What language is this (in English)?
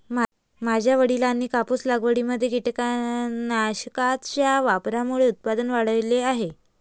Marathi